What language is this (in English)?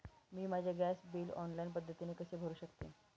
Marathi